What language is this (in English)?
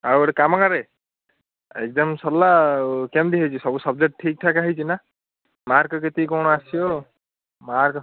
Odia